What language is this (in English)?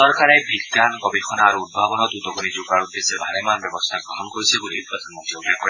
Assamese